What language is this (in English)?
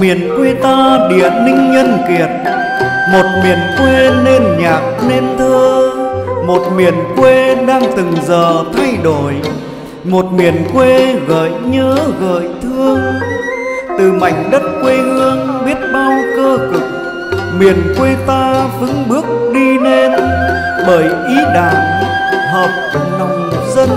Vietnamese